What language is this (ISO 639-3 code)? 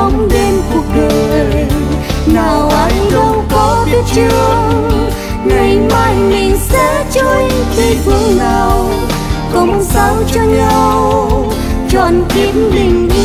vie